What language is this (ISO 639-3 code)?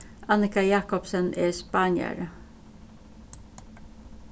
fao